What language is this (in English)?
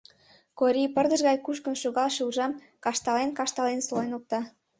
Mari